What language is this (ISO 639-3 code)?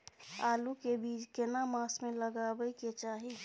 mai